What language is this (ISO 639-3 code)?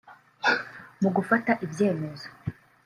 kin